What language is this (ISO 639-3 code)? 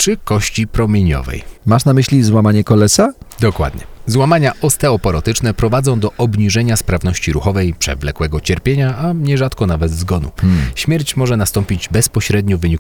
pol